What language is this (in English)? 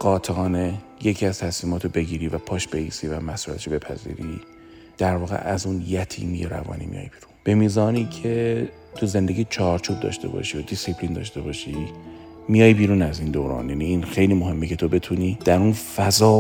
Persian